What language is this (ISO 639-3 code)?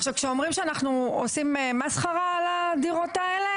heb